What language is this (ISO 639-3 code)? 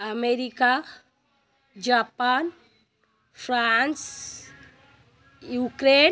ori